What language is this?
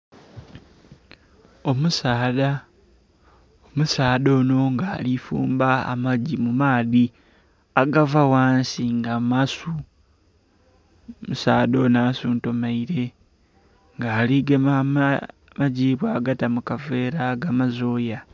Soga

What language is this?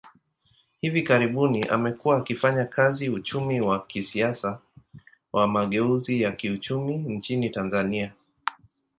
Swahili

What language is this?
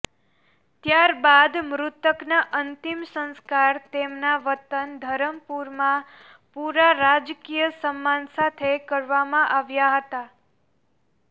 Gujarati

